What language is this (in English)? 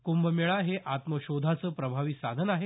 Marathi